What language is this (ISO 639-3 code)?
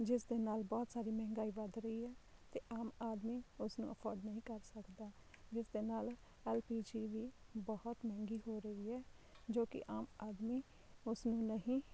pan